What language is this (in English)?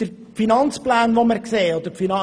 Swiss German